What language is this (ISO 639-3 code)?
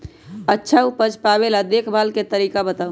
mag